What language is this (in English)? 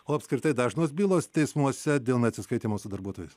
Lithuanian